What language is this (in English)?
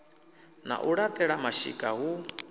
Venda